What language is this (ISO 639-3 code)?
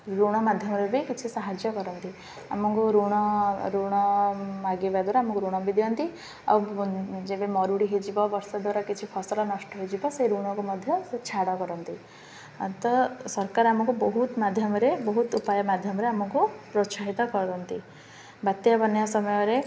ori